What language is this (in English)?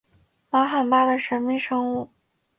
Chinese